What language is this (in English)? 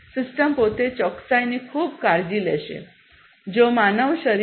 Gujarati